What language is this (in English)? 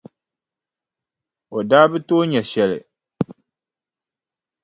Dagbani